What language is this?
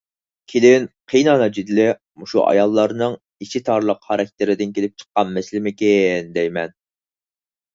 Uyghur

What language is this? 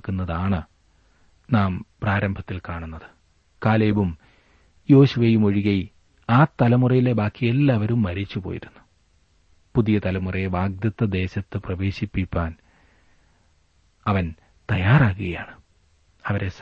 Malayalam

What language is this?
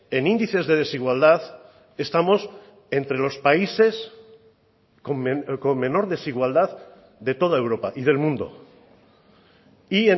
Spanish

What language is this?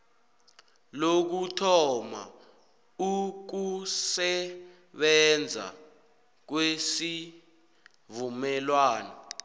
South Ndebele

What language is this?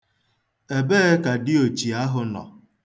Igbo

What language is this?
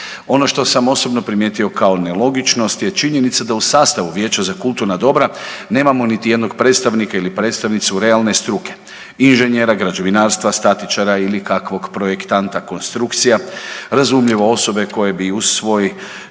Croatian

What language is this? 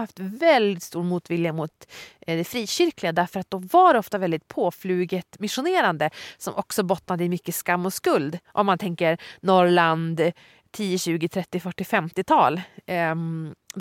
Swedish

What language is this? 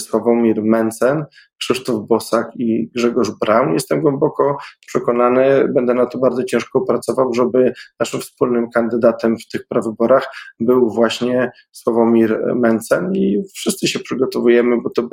Polish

